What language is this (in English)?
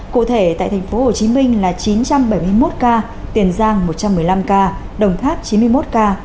Vietnamese